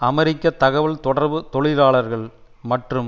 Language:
Tamil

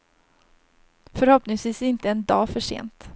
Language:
Swedish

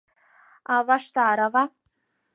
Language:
Mari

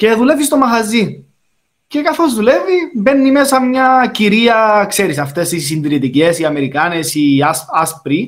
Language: Greek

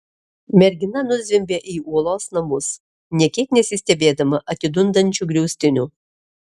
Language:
Lithuanian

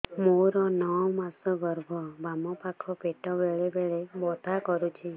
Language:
Odia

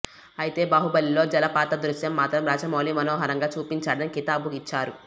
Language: Telugu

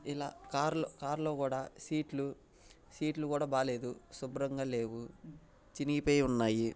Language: Telugu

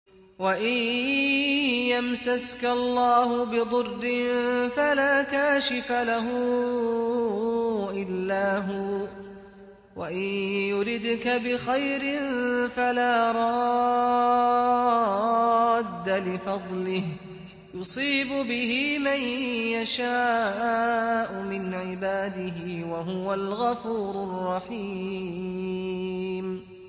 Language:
Arabic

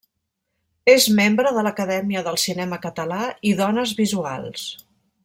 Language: Catalan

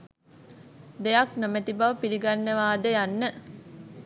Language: Sinhala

